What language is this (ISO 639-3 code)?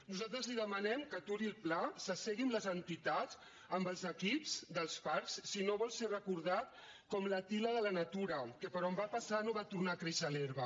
cat